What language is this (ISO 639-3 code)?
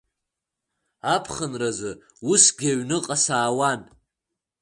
abk